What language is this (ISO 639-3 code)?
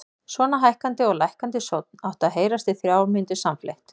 isl